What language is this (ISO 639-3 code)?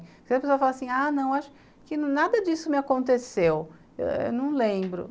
por